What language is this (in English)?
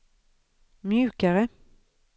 Swedish